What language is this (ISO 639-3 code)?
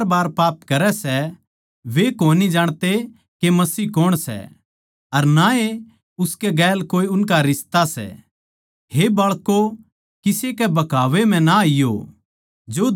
bgc